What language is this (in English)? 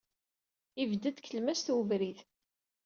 Kabyle